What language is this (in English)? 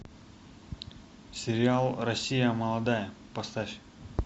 Russian